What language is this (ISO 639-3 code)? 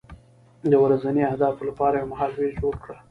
pus